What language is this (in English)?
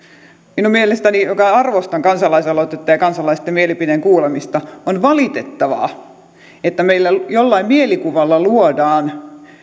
Finnish